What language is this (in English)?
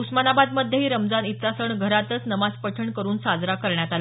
Marathi